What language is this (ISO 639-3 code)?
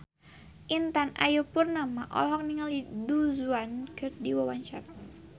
sun